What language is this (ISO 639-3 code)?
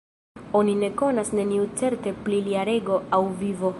epo